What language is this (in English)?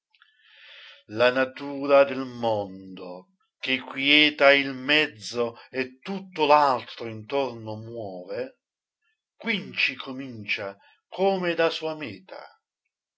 Italian